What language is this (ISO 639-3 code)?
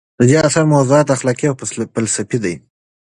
pus